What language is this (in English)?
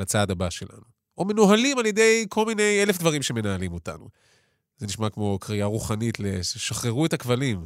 Hebrew